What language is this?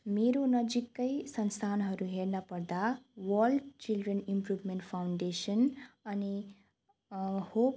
Nepali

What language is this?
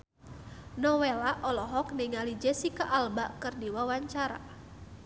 Sundanese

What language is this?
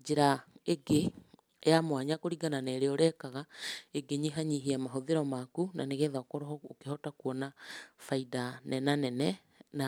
Kikuyu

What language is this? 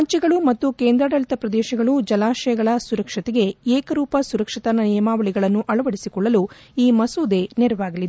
Kannada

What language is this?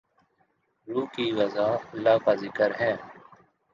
Urdu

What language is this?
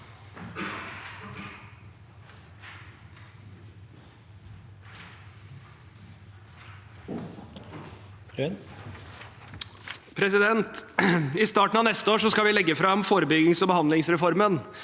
Norwegian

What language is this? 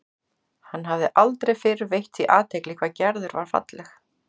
Icelandic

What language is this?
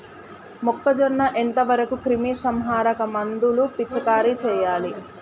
Telugu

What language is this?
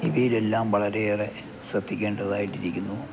Malayalam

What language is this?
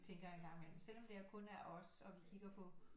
Danish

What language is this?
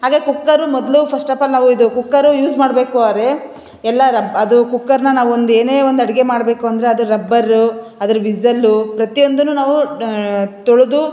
Kannada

